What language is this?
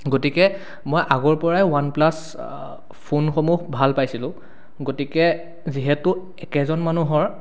Assamese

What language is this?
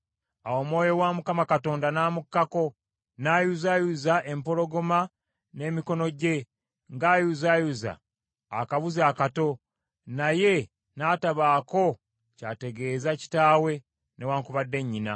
Ganda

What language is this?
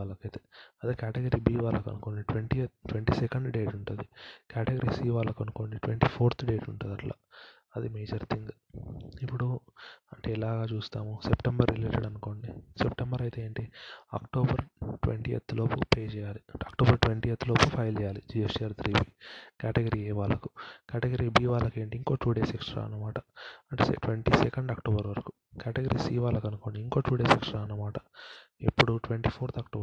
Telugu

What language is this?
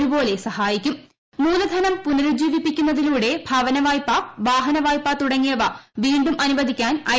Malayalam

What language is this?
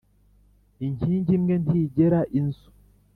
Kinyarwanda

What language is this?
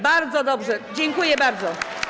Polish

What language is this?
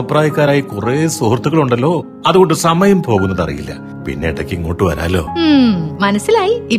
Malayalam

